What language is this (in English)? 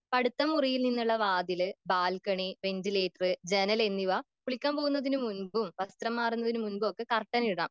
Malayalam